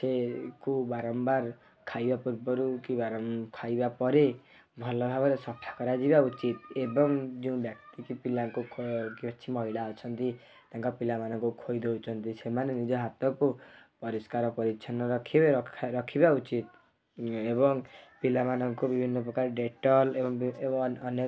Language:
Odia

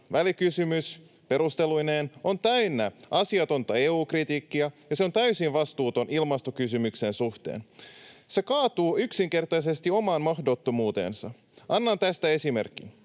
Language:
Finnish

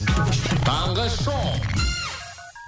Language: Kazakh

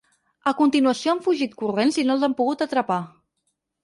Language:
Catalan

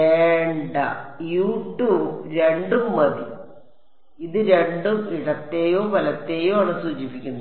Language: Malayalam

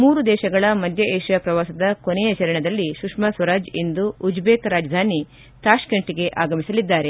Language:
Kannada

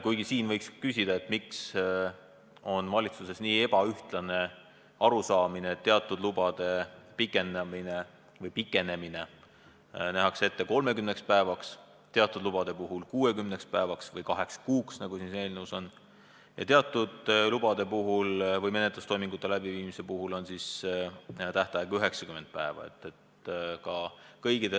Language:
Estonian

